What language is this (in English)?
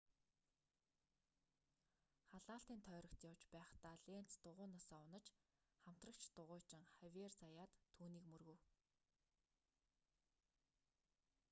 Mongolian